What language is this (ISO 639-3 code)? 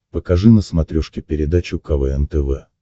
rus